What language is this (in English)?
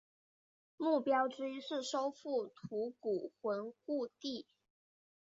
Chinese